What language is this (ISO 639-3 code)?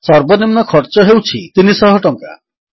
ori